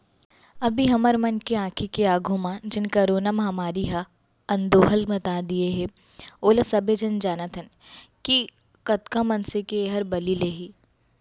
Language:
Chhattisgarhi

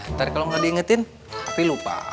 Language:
Indonesian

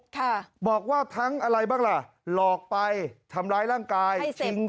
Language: Thai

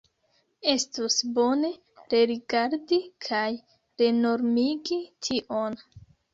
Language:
Esperanto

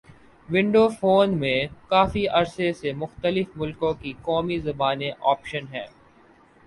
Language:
Urdu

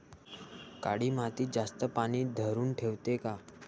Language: Marathi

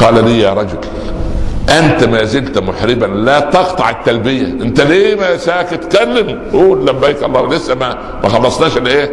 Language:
Arabic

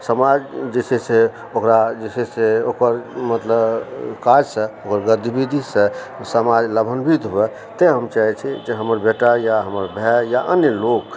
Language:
Maithili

